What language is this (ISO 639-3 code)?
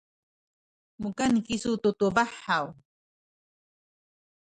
szy